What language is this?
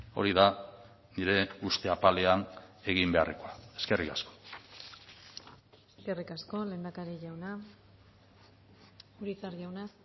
Basque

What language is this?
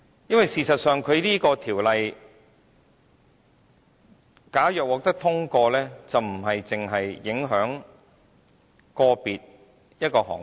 Cantonese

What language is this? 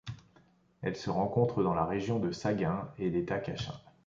French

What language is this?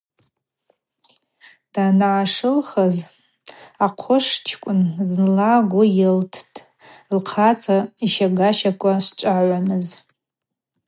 Abaza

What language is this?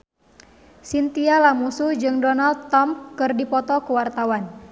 Sundanese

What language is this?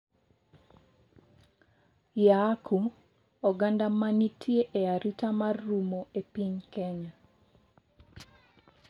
Luo (Kenya and Tanzania)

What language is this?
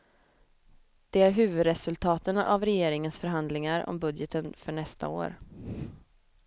Swedish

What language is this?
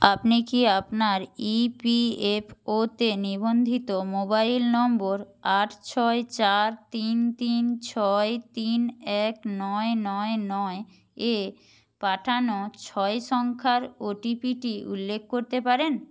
Bangla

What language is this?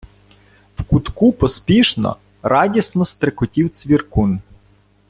Ukrainian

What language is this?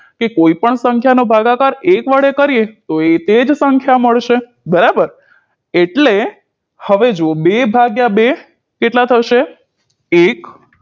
Gujarati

